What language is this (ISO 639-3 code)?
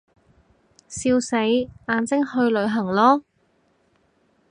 yue